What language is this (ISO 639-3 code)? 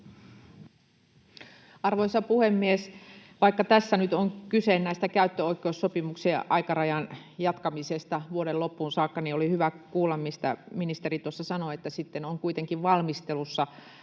fin